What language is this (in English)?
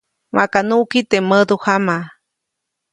Copainalá Zoque